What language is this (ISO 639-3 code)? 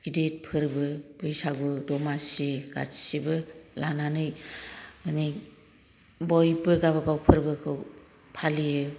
brx